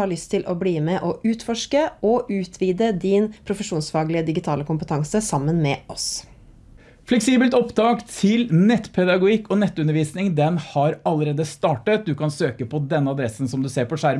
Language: Norwegian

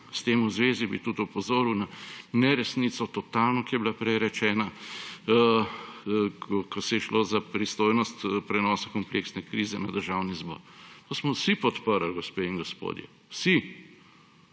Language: Slovenian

